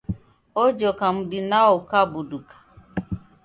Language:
Taita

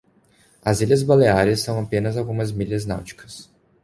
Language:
Portuguese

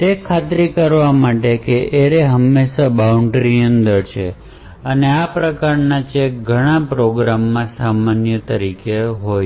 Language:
Gujarati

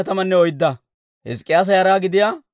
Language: Dawro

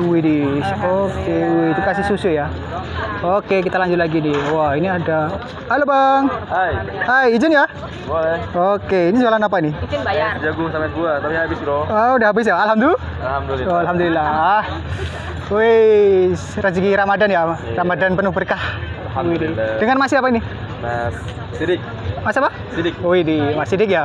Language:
Indonesian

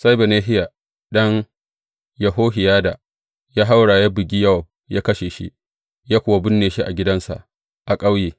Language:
Hausa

